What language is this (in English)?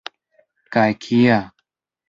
Esperanto